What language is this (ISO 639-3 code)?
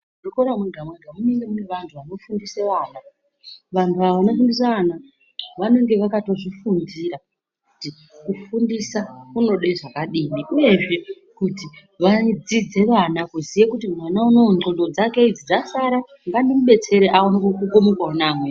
ndc